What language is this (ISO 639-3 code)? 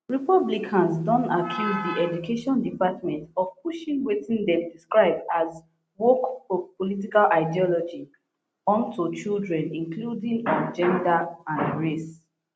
pcm